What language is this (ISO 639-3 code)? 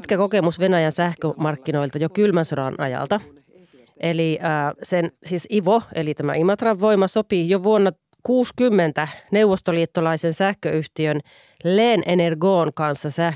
fin